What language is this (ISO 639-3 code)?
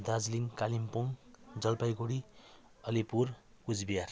nep